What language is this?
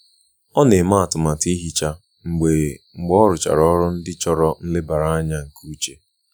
Igbo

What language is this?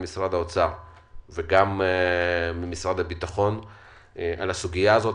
Hebrew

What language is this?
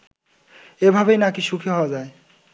Bangla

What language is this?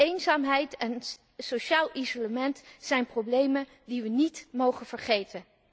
Dutch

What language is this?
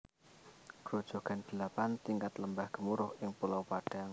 Javanese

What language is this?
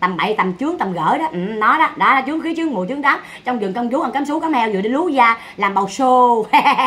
Vietnamese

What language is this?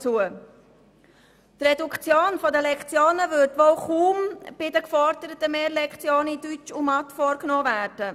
Swiss German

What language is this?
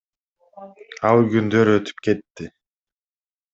Kyrgyz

